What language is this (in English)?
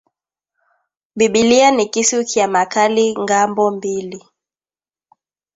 Swahili